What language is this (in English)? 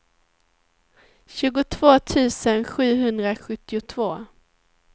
Swedish